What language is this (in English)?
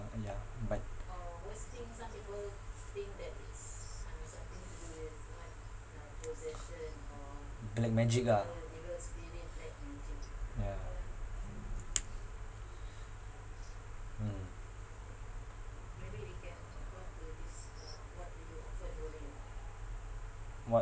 English